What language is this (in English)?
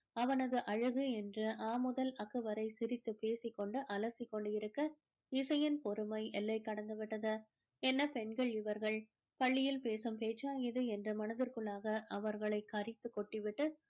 Tamil